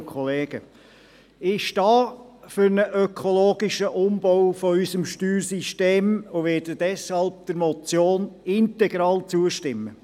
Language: Swiss German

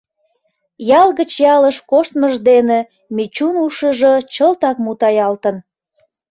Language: Mari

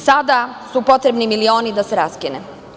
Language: Serbian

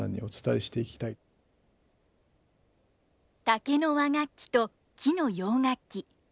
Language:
Japanese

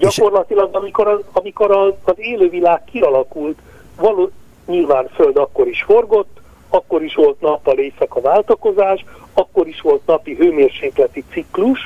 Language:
Hungarian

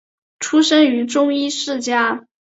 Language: Chinese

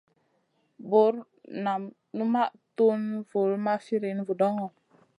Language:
Masana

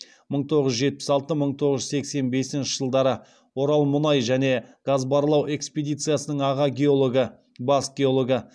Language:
Kazakh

